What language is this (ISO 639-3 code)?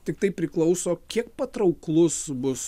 lit